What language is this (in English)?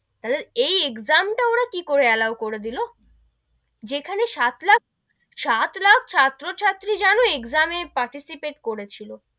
Bangla